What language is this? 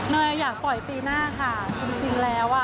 Thai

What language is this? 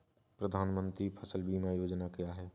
Hindi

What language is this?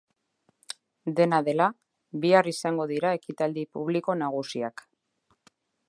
Basque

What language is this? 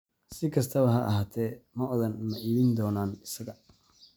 Somali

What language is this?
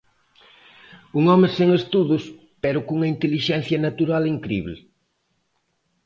Galician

